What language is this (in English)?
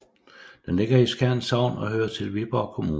Danish